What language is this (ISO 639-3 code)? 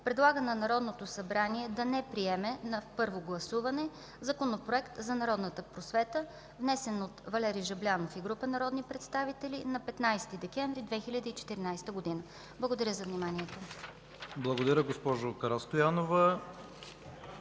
bul